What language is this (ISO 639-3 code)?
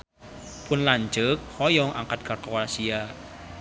sun